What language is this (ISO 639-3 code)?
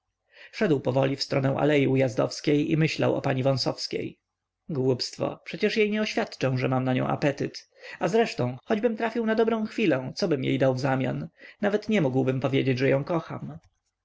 pol